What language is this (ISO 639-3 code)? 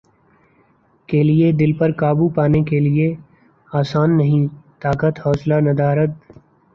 urd